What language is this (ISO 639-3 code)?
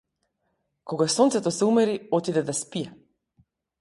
mkd